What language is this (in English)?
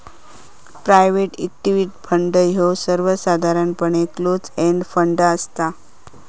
Marathi